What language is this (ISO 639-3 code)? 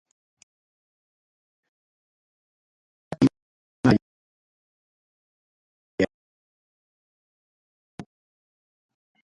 quy